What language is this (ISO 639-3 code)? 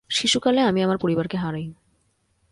ben